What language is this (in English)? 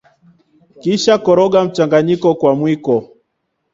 Swahili